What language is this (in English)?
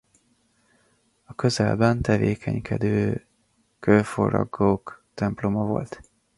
Hungarian